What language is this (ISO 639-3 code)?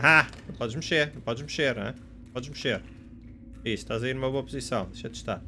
por